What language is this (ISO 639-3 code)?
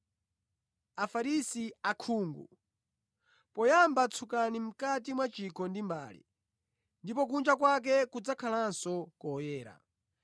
nya